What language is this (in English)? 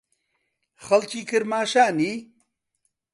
Central Kurdish